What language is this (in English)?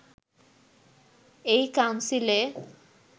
Bangla